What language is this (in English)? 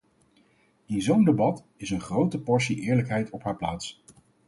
Dutch